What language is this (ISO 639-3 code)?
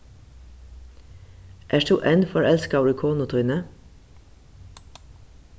fao